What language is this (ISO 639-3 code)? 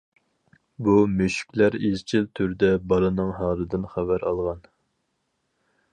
uig